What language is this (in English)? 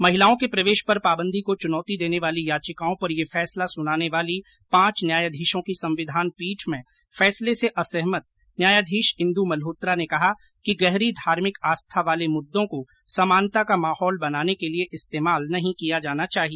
Hindi